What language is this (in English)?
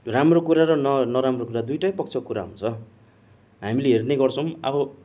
Nepali